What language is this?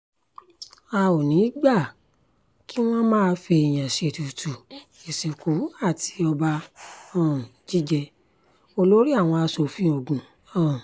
Yoruba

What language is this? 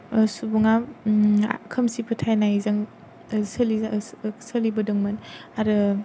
Bodo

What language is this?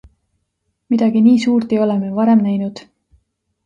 Estonian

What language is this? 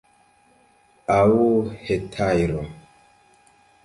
Esperanto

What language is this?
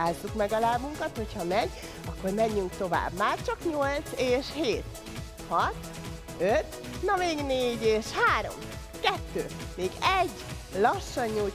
Hungarian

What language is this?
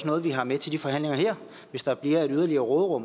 Danish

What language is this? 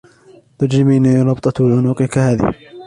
Arabic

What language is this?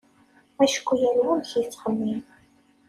Kabyle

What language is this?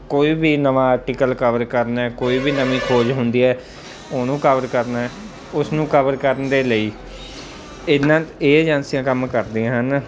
Punjabi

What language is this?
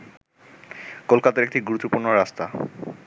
Bangla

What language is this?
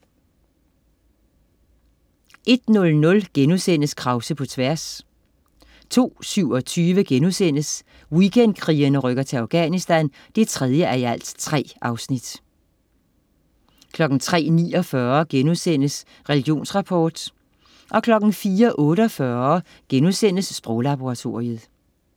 Danish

